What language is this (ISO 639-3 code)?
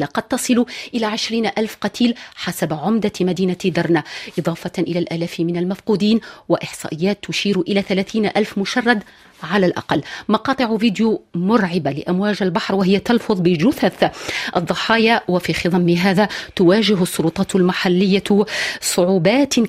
ara